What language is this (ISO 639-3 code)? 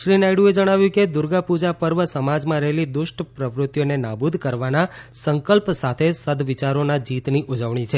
guj